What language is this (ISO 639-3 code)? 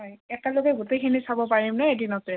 asm